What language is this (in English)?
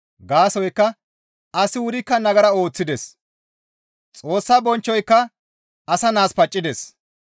Gamo